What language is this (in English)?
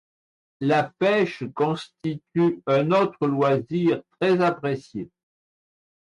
French